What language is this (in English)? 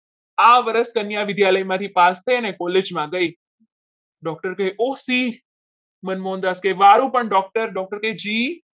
Gujarati